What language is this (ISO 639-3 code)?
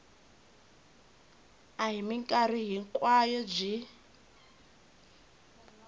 tso